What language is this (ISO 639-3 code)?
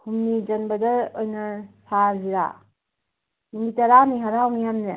mni